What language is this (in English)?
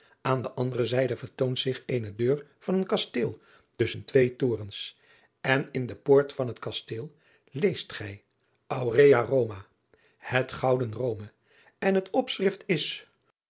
Dutch